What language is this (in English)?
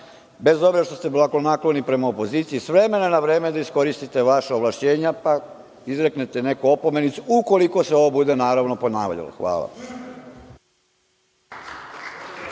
Serbian